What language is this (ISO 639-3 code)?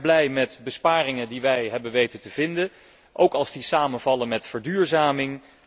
nld